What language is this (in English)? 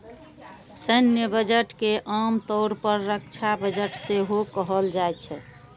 Maithili